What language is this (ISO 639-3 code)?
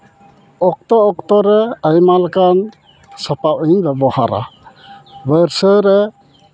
sat